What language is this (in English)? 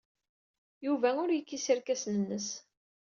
Kabyle